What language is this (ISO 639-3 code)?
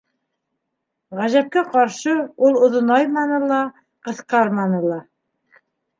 bak